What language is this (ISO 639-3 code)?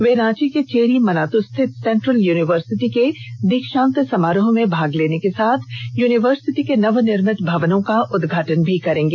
hin